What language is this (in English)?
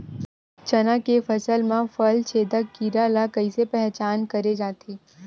Chhattisgarhi